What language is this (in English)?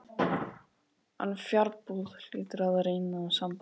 Icelandic